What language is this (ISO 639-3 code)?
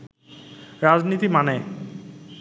ben